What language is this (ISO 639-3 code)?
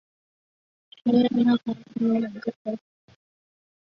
zho